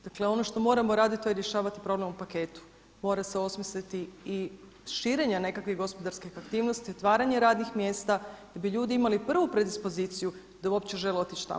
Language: Croatian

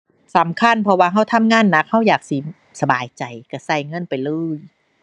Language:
Thai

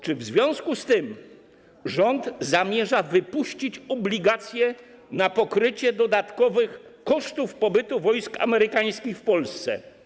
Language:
Polish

